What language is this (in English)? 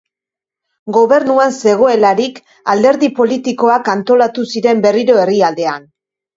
Basque